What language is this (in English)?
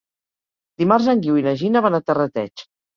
Catalan